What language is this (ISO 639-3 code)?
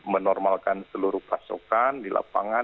ind